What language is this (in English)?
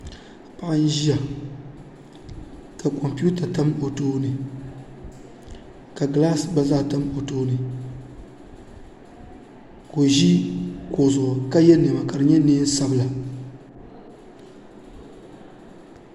Dagbani